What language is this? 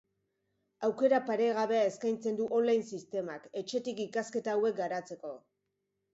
Basque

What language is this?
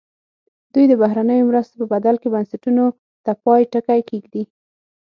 Pashto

